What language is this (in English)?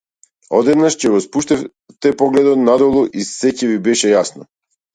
Macedonian